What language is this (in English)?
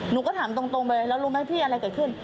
Thai